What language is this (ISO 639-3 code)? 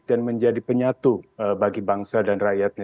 ind